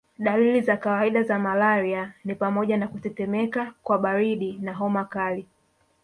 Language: Swahili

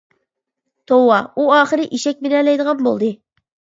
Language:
Uyghur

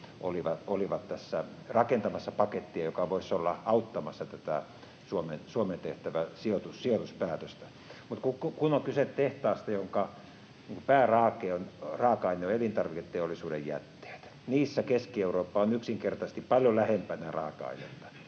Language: Finnish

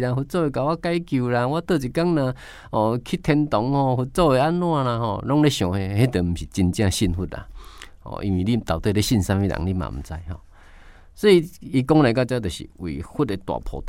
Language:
Chinese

